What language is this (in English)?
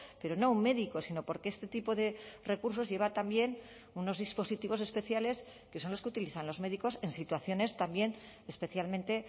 Spanish